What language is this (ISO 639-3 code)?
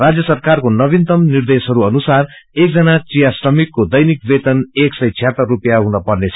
nep